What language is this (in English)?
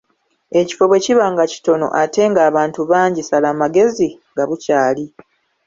Ganda